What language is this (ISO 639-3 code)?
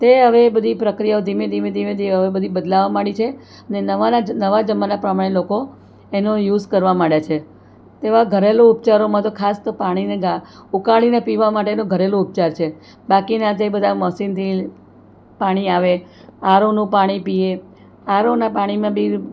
guj